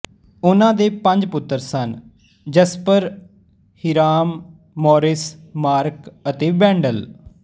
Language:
Punjabi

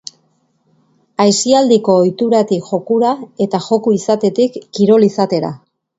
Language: Basque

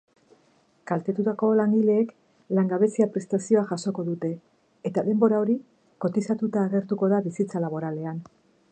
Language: Basque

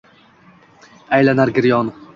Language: Uzbek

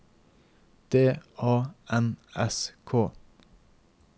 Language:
Norwegian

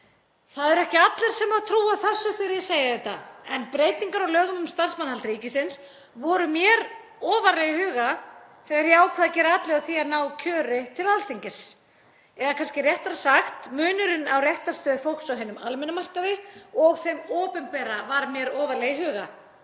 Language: Icelandic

